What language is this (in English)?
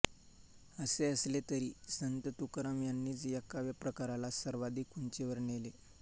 Marathi